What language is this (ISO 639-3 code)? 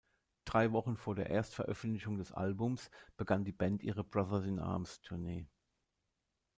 deu